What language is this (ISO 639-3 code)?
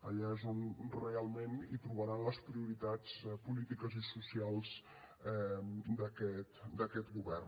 cat